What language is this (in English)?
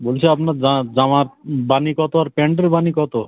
Bangla